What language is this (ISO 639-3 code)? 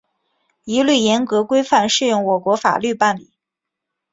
zho